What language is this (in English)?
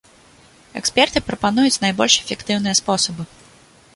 Belarusian